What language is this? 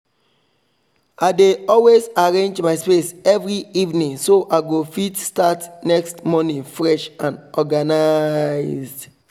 Nigerian Pidgin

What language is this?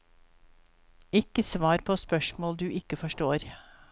Norwegian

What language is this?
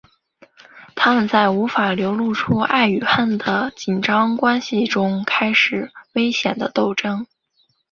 Chinese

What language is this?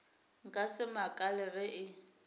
Northern Sotho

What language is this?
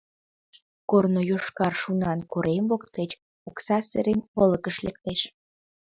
Mari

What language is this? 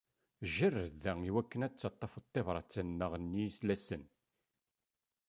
Kabyle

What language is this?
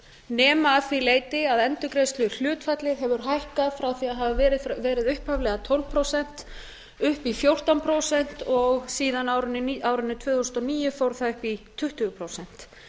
Icelandic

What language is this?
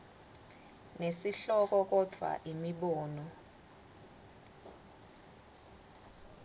Swati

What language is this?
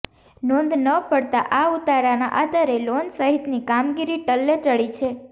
Gujarati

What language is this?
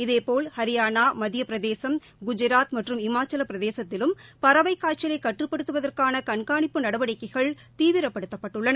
Tamil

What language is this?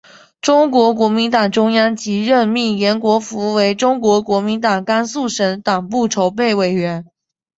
Chinese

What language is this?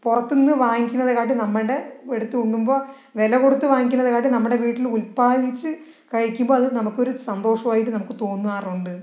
Malayalam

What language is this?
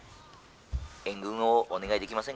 Japanese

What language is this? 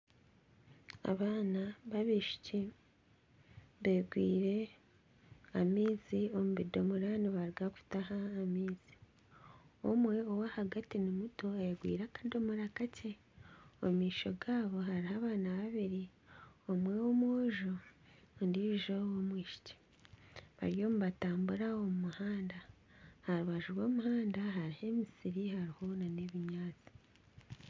Nyankole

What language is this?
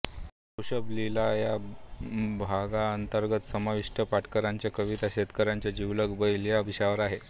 Marathi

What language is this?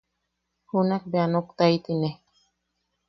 Yaqui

